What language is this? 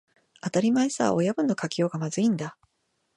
Japanese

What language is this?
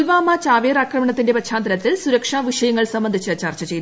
Malayalam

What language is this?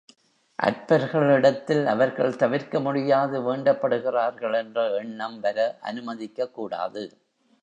Tamil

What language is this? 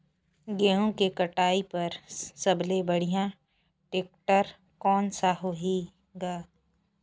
Chhattisgarhi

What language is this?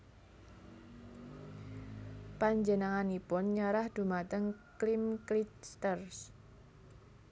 Javanese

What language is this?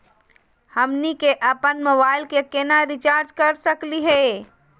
Magahi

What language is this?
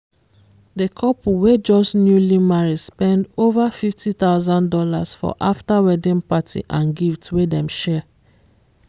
Nigerian Pidgin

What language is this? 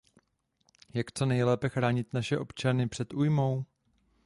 Czech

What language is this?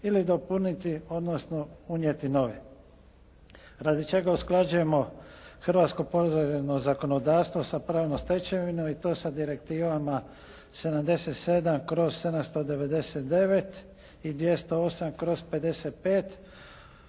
Croatian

